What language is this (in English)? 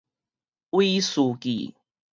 Min Nan Chinese